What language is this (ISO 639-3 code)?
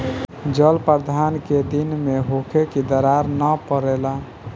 bho